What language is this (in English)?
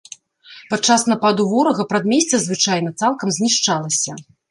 Belarusian